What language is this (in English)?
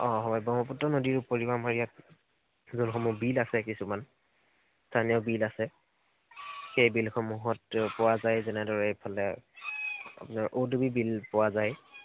Assamese